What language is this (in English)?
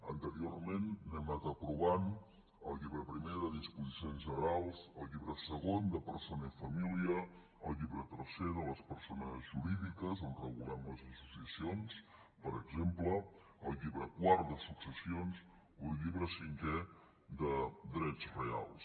Catalan